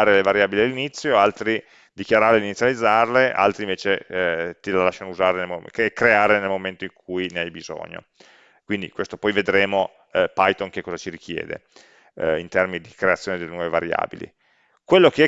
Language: Italian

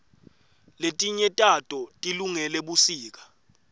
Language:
Swati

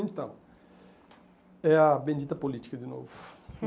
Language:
Portuguese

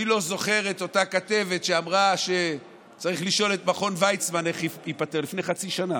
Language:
Hebrew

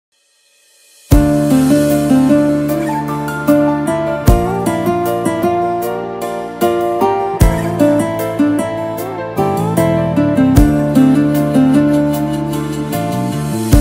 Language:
Romanian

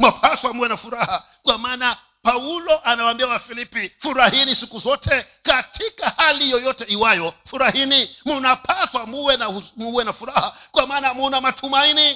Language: Swahili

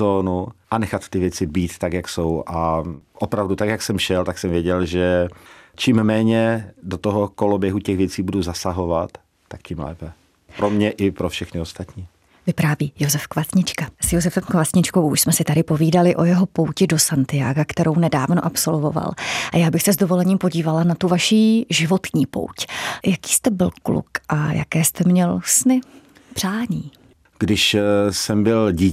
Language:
Czech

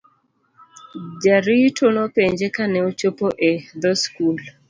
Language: Luo (Kenya and Tanzania)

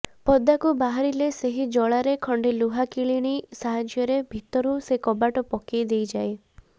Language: Odia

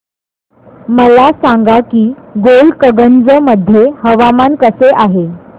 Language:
Marathi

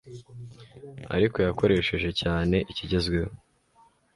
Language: Kinyarwanda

